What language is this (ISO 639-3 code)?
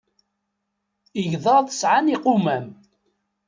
kab